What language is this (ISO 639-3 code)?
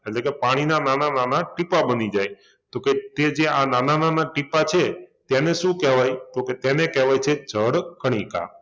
guj